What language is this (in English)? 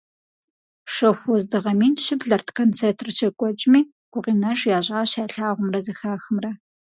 Kabardian